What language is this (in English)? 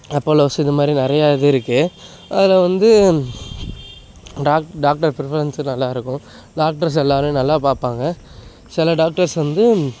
Tamil